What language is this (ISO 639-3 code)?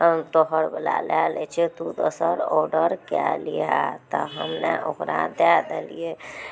mai